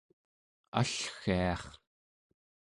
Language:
Central Yupik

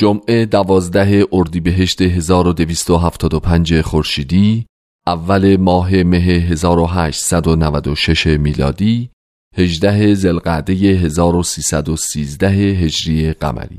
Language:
Persian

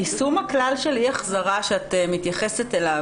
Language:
Hebrew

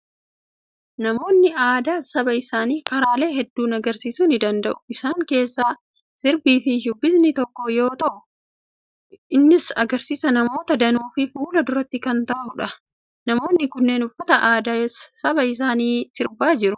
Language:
Oromo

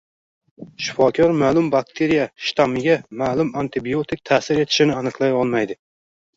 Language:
Uzbek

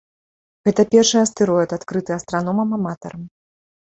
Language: Belarusian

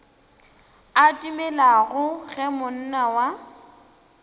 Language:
Northern Sotho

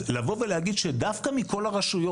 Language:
Hebrew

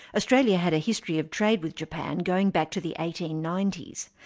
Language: English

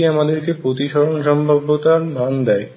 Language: Bangla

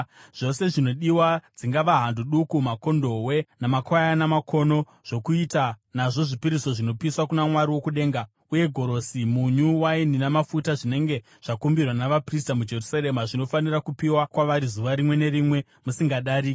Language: Shona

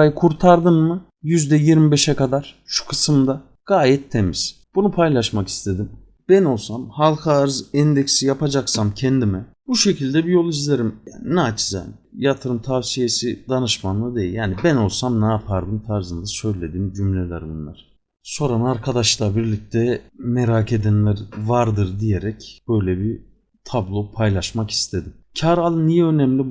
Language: Turkish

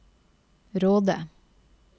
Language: Norwegian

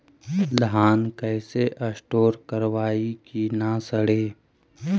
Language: Magahi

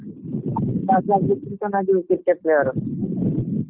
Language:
Odia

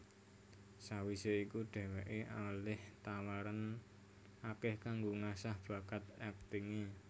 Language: Javanese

